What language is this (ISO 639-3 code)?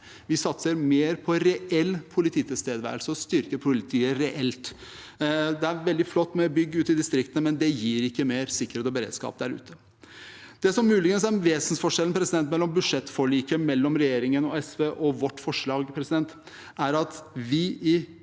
nor